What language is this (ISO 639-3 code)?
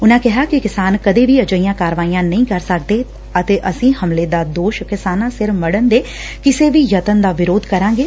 pan